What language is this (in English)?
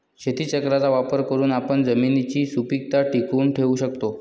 Marathi